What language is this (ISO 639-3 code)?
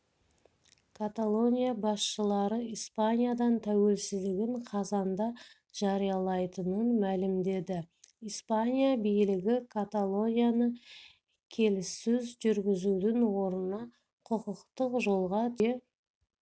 kaz